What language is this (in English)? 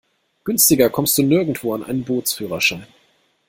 German